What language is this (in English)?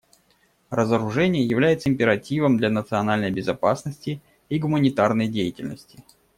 Russian